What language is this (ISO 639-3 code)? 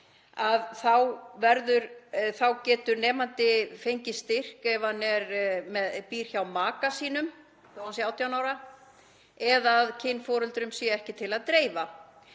isl